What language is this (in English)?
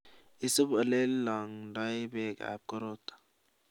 Kalenjin